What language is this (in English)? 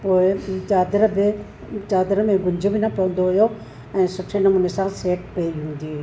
Sindhi